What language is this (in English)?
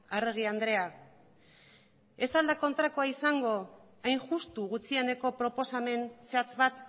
Basque